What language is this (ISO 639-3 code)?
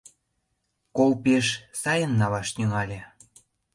chm